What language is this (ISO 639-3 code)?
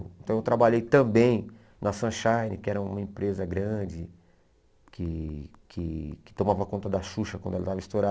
por